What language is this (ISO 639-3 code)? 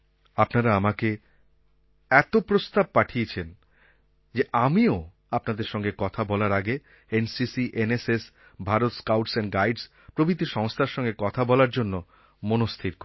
ben